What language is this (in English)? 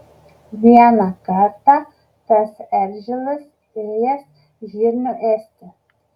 Lithuanian